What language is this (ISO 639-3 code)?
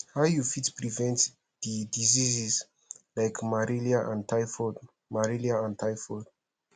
pcm